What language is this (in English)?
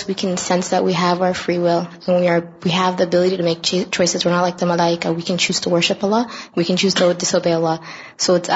Urdu